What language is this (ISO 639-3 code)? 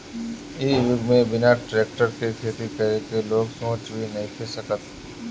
bho